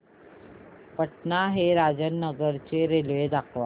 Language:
Marathi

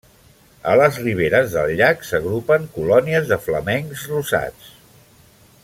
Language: Catalan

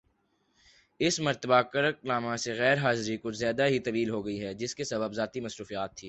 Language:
Urdu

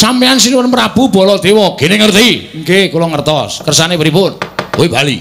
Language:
Indonesian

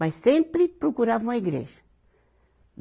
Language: Portuguese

